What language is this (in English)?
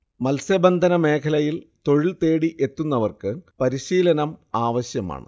Malayalam